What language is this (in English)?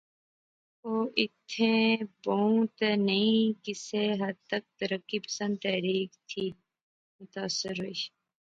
Pahari-Potwari